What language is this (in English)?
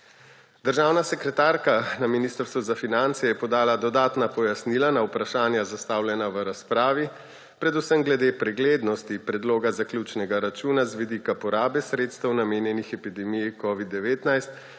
Slovenian